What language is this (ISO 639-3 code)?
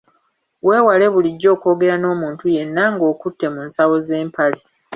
lug